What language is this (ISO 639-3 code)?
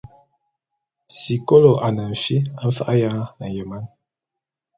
bum